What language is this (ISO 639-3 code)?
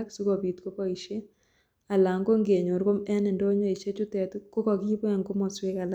kln